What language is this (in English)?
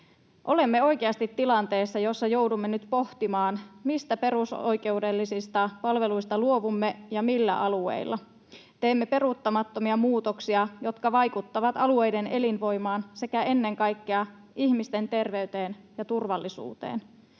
Finnish